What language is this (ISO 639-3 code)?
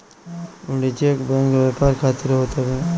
bho